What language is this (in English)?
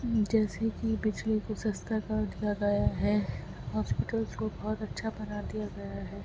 Urdu